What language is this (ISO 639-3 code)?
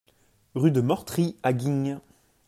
fra